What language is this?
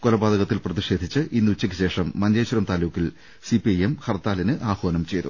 Malayalam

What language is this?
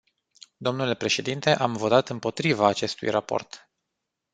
Romanian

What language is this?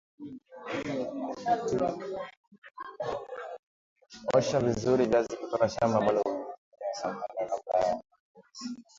Swahili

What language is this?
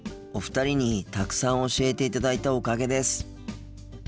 Japanese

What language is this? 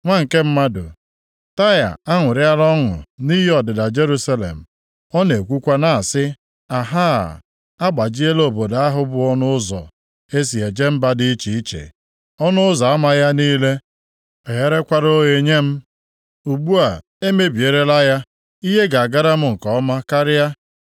Igbo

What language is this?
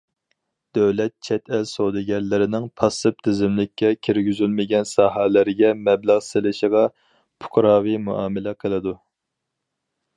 Uyghur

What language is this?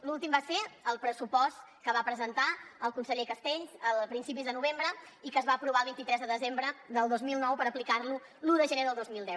Catalan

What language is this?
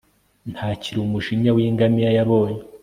Kinyarwanda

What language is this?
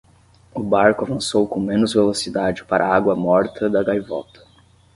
Portuguese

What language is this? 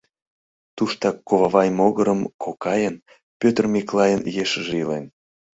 Mari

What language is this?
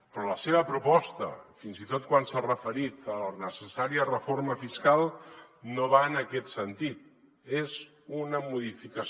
Catalan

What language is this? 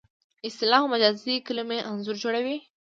Pashto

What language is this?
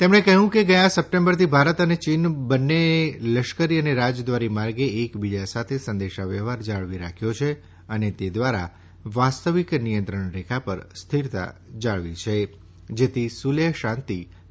Gujarati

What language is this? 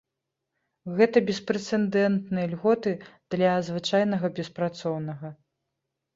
Belarusian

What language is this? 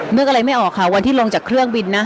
Thai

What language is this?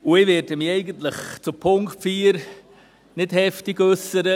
Swiss German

